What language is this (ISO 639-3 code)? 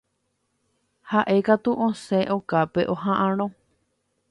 grn